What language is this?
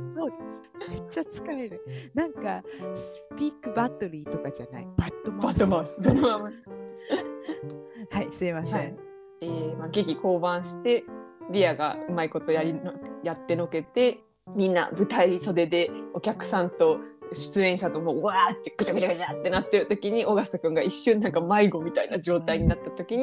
Japanese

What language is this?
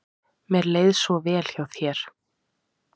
Icelandic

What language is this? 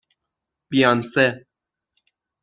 Persian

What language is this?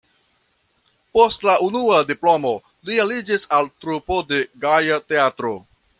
Esperanto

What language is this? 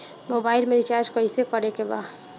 Bhojpuri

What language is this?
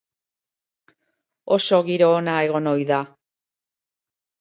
Basque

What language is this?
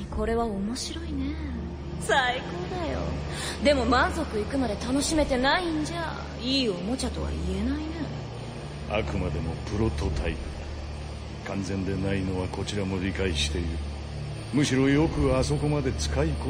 Japanese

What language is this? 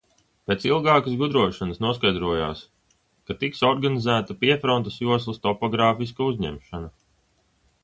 Latvian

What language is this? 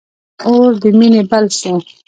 Pashto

